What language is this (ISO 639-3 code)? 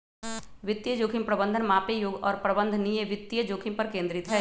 mag